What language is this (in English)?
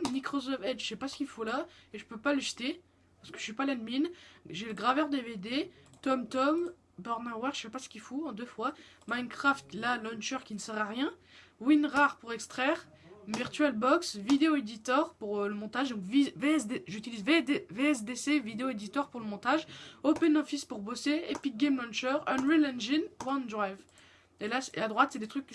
French